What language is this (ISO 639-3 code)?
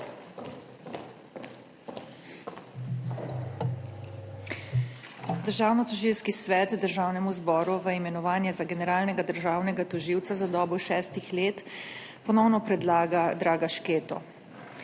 slv